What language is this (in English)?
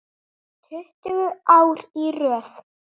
Icelandic